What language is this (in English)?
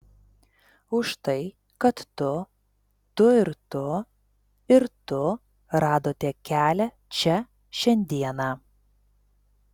Lithuanian